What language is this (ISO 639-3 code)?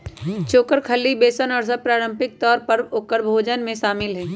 mag